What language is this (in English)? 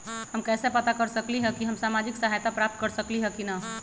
Magahi